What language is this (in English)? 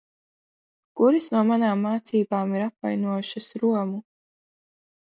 Latvian